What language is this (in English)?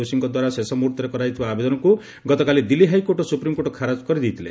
Odia